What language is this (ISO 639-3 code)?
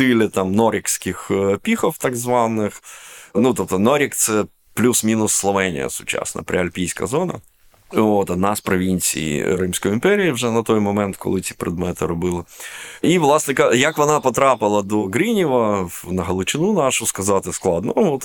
ukr